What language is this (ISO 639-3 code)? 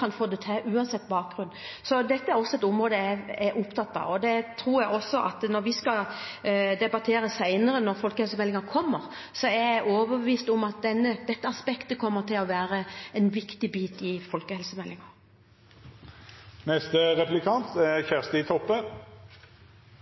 nor